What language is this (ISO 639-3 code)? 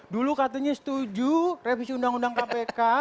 ind